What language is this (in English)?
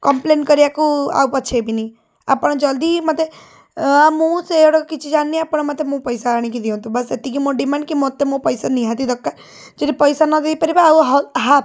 Odia